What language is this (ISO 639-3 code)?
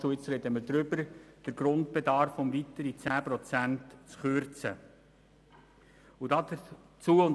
gsw